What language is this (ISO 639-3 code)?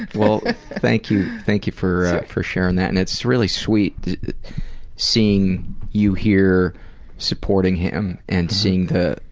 eng